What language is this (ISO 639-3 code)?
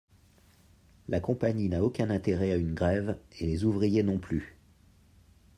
fra